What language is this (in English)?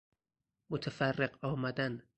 Persian